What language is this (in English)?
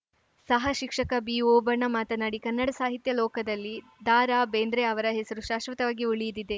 Kannada